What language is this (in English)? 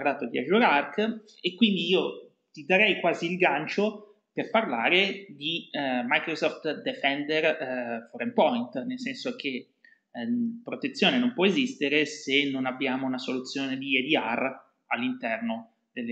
Italian